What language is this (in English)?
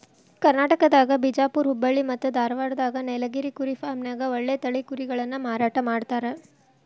Kannada